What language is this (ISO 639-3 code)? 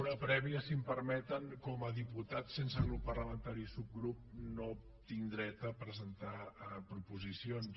cat